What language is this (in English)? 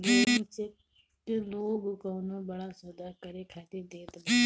Bhojpuri